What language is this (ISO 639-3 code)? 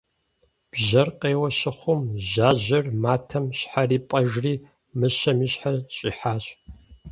kbd